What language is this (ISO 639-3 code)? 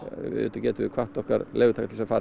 isl